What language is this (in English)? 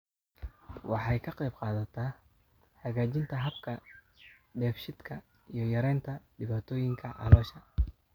Somali